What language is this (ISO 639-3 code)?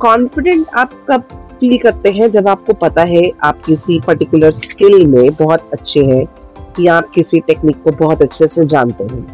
hin